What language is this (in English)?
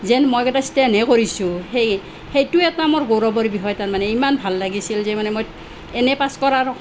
Assamese